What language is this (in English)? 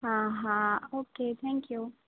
Gujarati